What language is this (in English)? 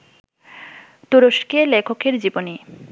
Bangla